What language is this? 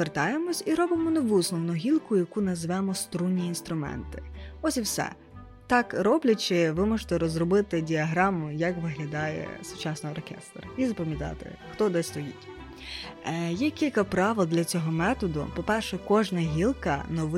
Ukrainian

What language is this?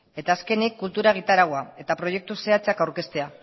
Basque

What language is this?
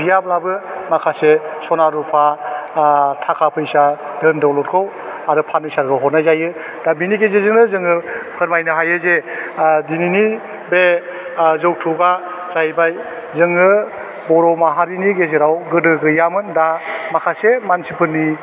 Bodo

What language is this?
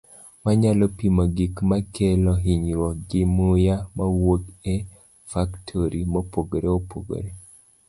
Luo (Kenya and Tanzania)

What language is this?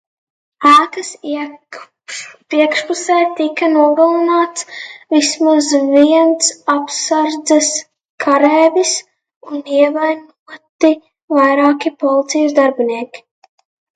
Latvian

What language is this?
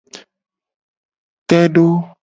Gen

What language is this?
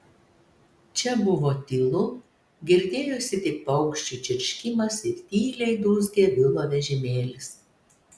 Lithuanian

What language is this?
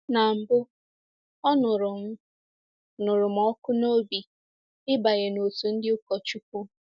Igbo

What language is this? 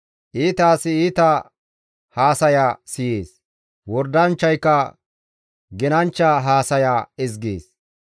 Gamo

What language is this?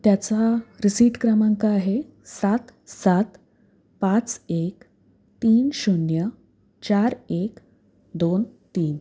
Marathi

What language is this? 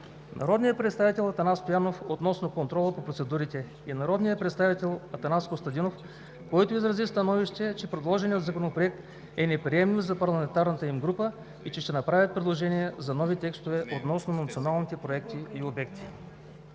Bulgarian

